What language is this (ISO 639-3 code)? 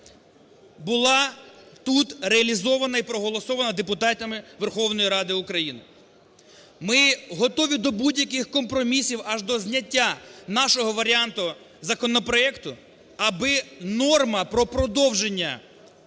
ukr